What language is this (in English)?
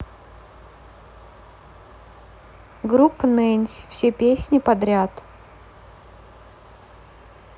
Russian